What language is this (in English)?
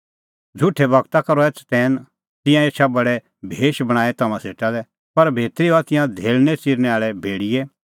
Kullu Pahari